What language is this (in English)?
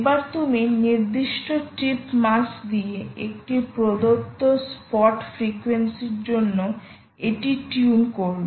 Bangla